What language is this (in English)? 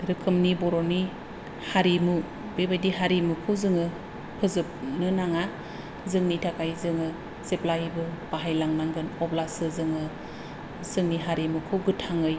Bodo